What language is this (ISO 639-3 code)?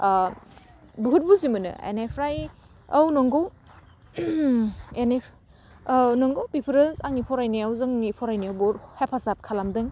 brx